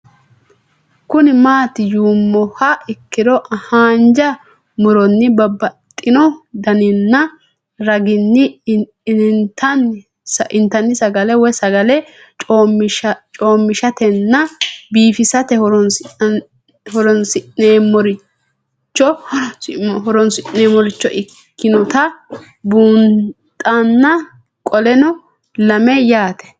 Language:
Sidamo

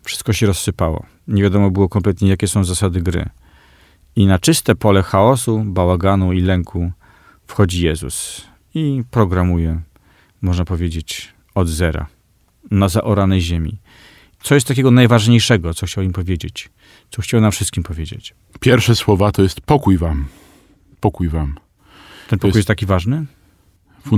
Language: Polish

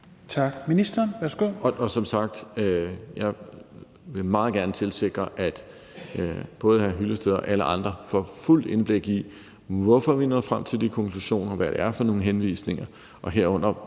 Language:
Danish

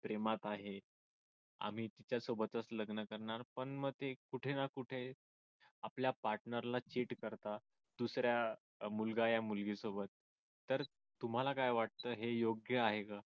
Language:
Marathi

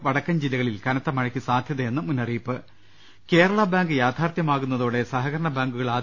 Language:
Malayalam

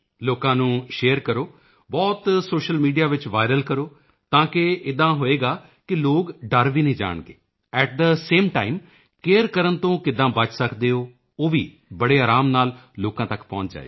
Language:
Punjabi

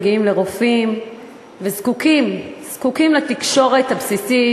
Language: Hebrew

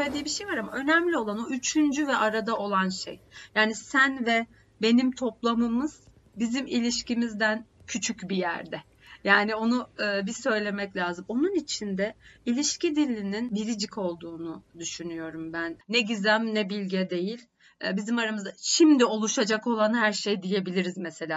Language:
Turkish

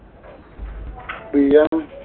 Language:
Malayalam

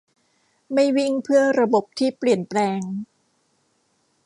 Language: Thai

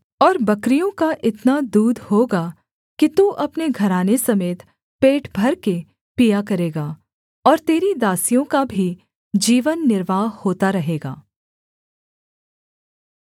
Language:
Hindi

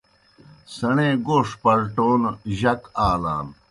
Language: Kohistani Shina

